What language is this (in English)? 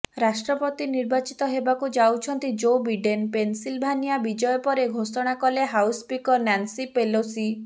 Odia